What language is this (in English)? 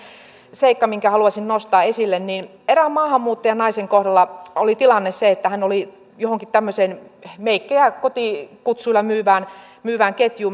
Finnish